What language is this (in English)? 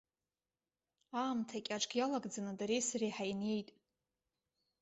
Abkhazian